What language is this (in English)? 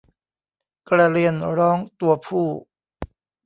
Thai